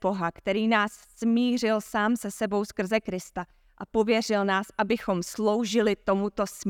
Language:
Czech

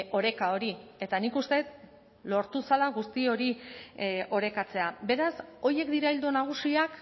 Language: Basque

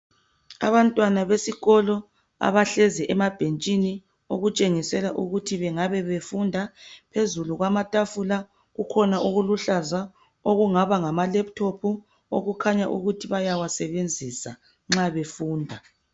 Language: North Ndebele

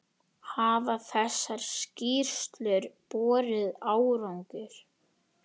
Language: Icelandic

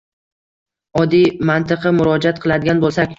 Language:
Uzbek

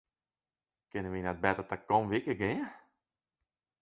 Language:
Western Frisian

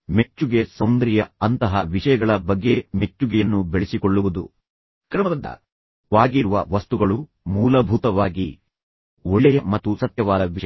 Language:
Kannada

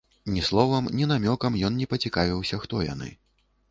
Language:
Belarusian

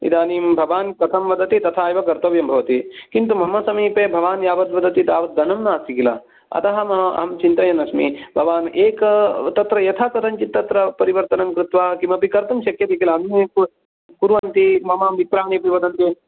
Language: Sanskrit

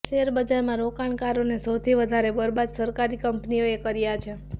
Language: Gujarati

